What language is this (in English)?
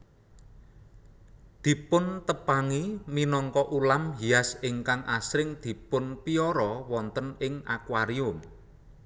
Javanese